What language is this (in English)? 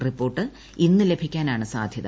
Malayalam